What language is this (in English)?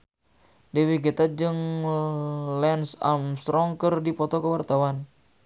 Sundanese